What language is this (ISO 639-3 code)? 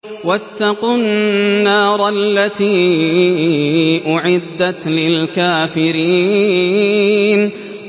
ara